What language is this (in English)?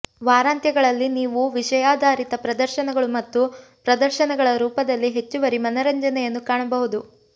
Kannada